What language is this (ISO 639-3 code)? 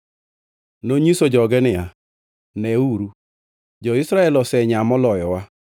luo